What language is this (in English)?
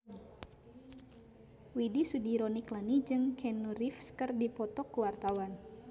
Sundanese